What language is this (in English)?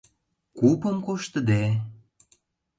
Mari